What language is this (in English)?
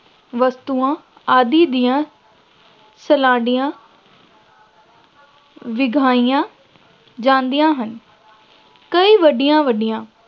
Punjabi